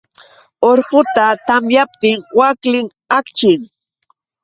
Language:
Yauyos Quechua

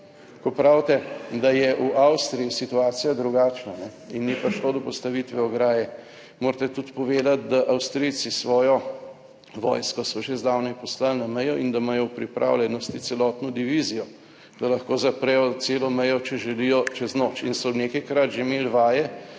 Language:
Slovenian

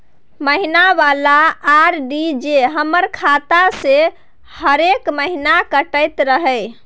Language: Maithili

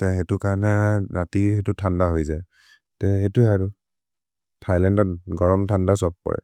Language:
Maria (India)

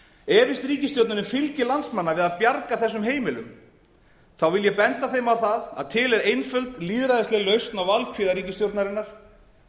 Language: Icelandic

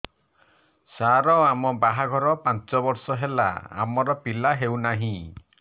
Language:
Odia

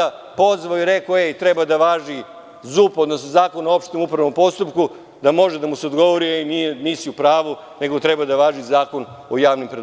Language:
Serbian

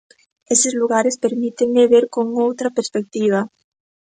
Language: Galician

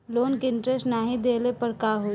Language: Bhojpuri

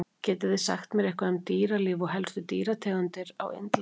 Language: Icelandic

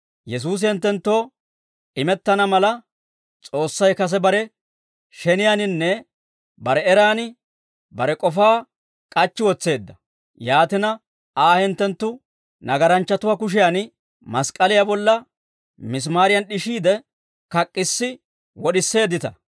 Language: Dawro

